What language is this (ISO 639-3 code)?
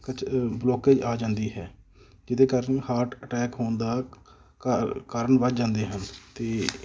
pan